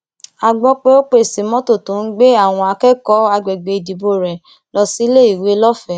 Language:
Yoruba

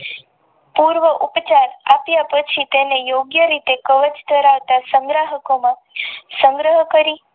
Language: Gujarati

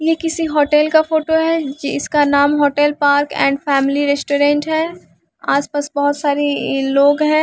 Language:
Hindi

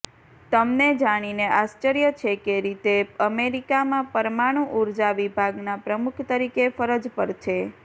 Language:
Gujarati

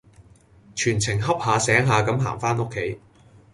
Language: Cantonese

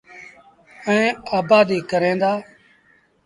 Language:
Sindhi Bhil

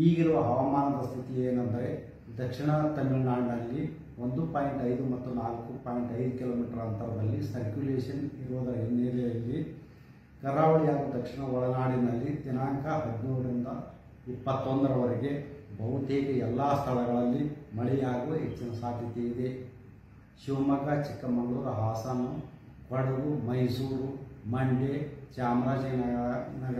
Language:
Kannada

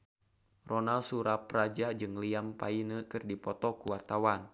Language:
Sundanese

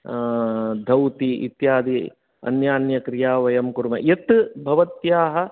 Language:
Sanskrit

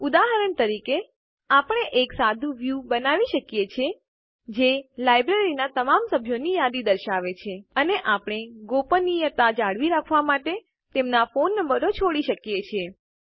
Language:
Gujarati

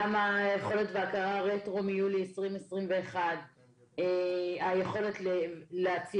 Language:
Hebrew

